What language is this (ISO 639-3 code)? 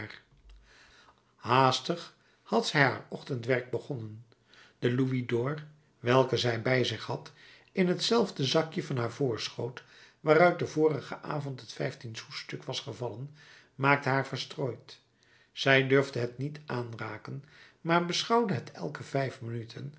nld